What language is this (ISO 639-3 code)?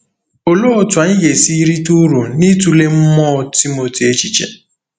ibo